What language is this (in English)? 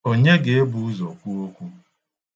Igbo